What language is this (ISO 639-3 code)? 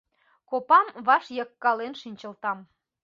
chm